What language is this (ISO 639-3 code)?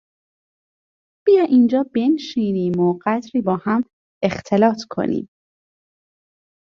fas